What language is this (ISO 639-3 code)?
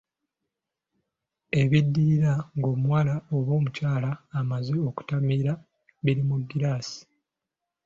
lug